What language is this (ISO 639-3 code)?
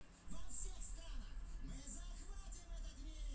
rus